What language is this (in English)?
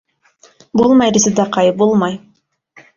Bashkir